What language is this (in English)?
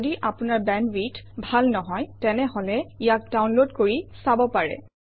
Assamese